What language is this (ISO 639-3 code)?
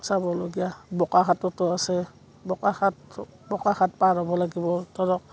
asm